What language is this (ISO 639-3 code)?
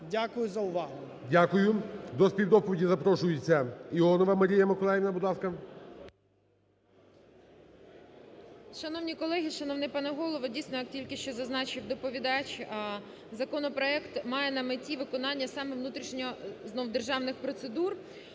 ukr